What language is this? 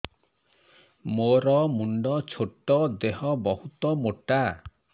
Odia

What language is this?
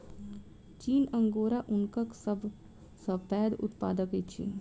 Maithili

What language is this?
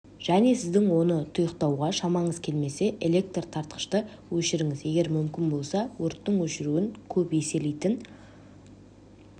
Kazakh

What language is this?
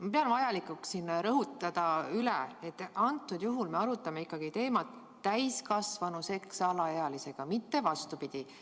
Estonian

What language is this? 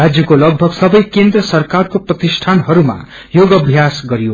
Nepali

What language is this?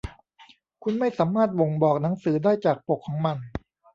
Thai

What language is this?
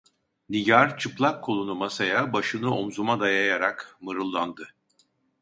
Turkish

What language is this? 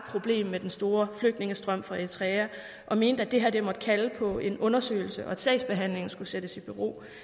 Danish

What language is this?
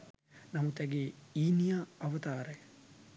Sinhala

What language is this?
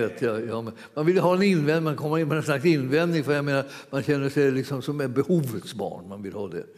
Swedish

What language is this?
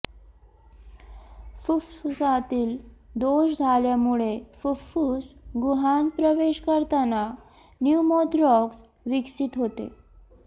Marathi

